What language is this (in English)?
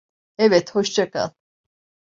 Turkish